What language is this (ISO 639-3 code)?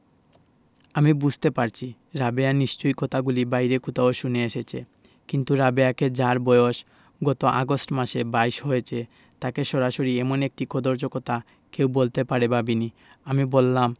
ben